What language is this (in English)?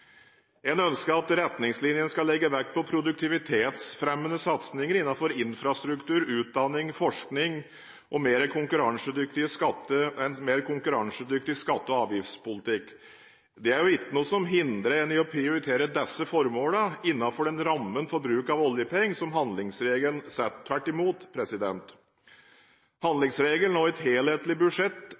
Norwegian Bokmål